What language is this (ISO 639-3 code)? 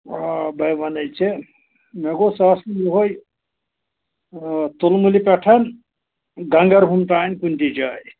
kas